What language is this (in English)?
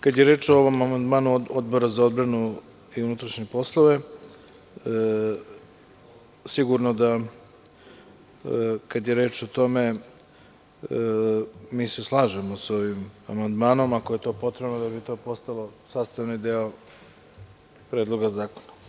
Serbian